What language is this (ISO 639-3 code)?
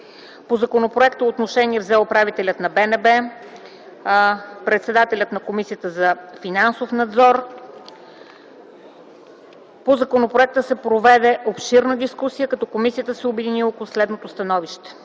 bul